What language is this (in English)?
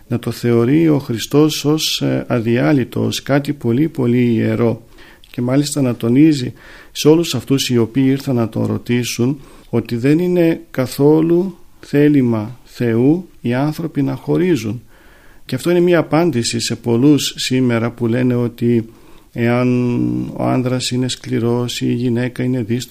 Greek